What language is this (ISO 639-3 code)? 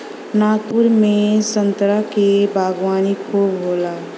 bho